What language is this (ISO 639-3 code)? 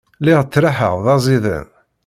kab